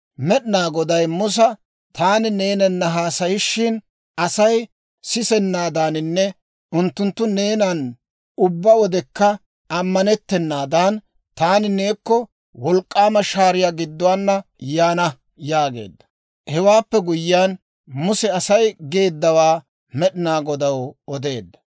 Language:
Dawro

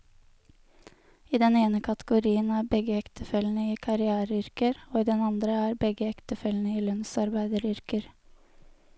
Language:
Norwegian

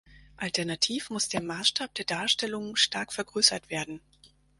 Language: German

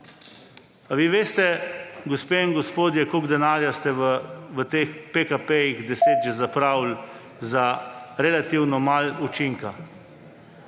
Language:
Slovenian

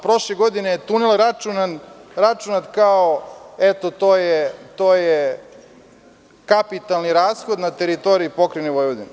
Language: Serbian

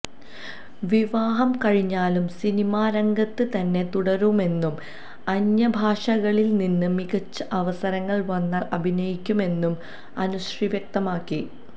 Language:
Malayalam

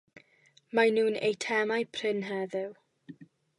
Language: Welsh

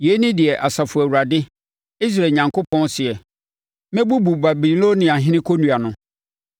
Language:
Akan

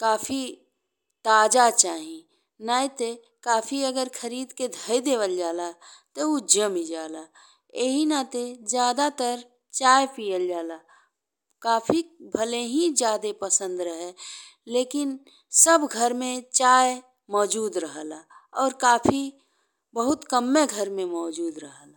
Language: Bhojpuri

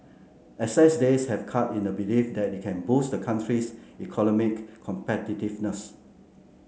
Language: English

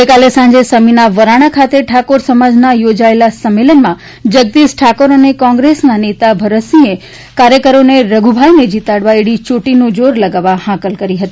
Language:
Gujarati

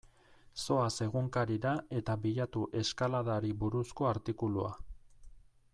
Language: Basque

